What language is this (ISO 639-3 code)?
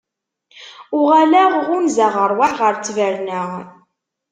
kab